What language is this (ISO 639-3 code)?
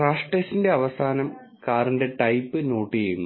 mal